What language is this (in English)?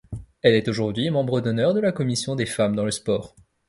French